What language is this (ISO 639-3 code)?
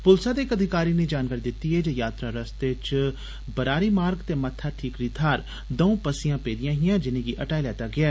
doi